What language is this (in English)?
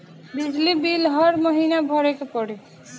Bhojpuri